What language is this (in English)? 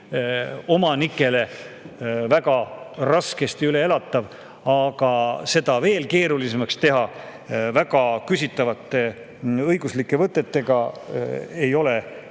Estonian